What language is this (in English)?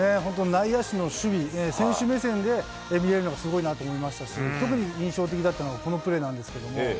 Japanese